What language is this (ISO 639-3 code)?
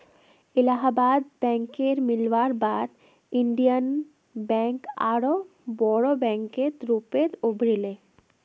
mag